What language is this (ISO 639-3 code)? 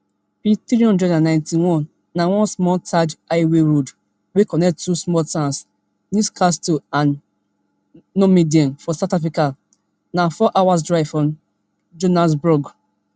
pcm